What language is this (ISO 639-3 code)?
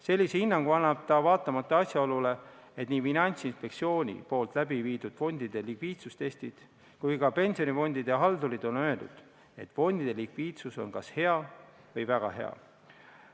est